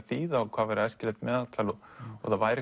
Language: Icelandic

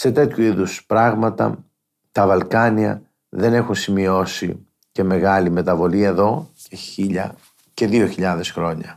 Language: Greek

